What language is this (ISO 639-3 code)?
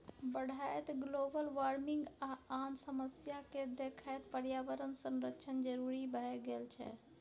mai